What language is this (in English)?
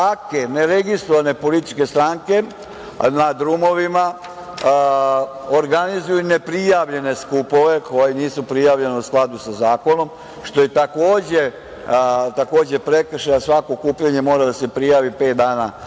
Serbian